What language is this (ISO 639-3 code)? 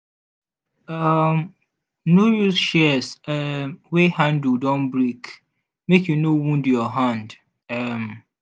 pcm